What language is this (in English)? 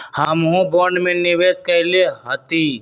Magahi